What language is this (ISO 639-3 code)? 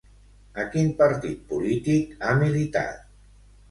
cat